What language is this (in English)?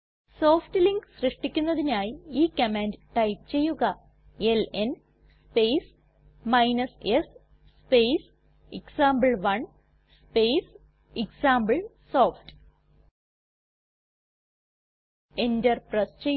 Malayalam